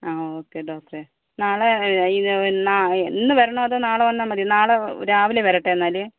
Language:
Malayalam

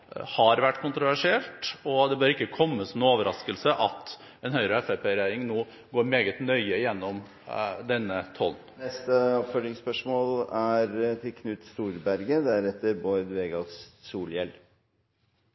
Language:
Norwegian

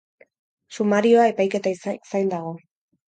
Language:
Basque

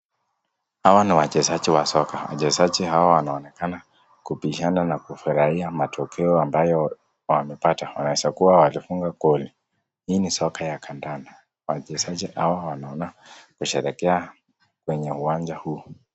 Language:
Swahili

